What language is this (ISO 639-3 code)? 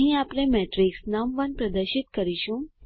guj